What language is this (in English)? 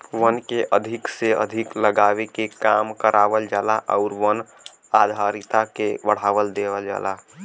Bhojpuri